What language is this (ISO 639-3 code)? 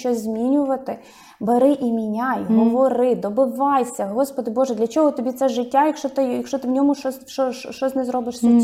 ukr